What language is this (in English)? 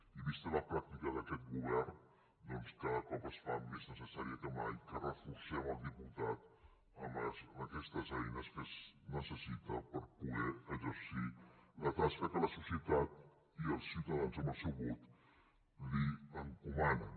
Catalan